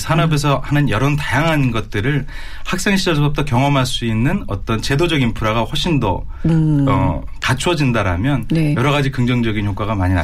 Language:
Korean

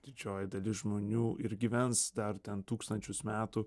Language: Lithuanian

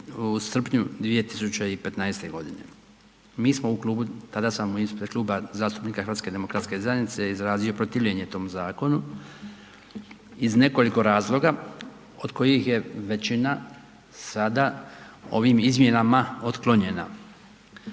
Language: Croatian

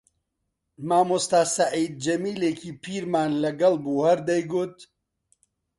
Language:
Central Kurdish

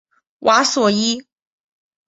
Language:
Chinese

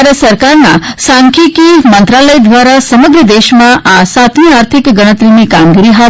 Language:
Gujarati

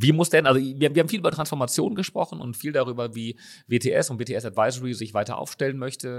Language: German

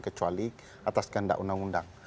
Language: Indonesian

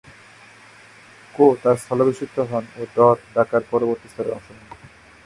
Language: Bangla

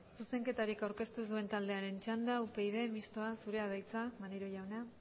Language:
Basque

